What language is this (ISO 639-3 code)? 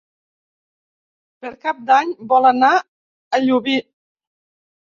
cat